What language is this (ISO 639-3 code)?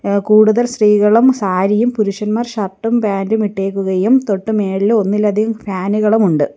mal